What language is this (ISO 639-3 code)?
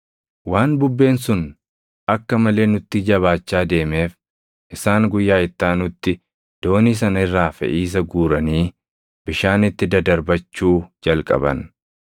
orm